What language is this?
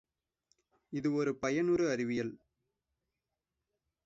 Tamil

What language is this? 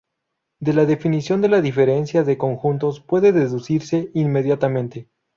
Spanish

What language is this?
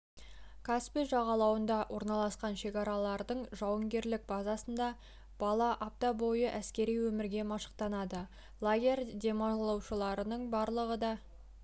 Kazakh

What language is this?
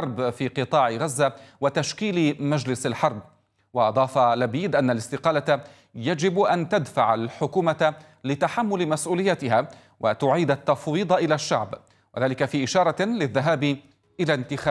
Arabic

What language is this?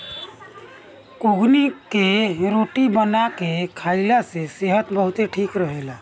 Bhojpuri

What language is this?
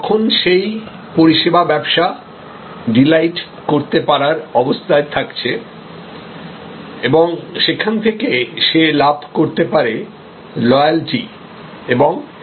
Bangla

